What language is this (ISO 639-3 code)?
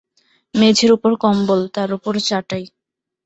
ben